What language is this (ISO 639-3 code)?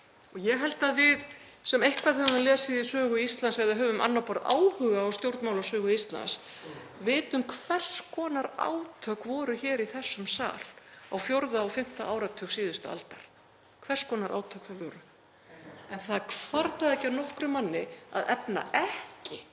isl